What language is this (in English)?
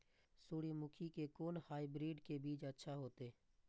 Maithili